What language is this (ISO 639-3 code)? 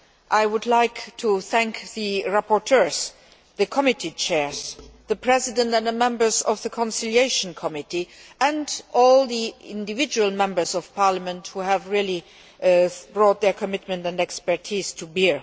eng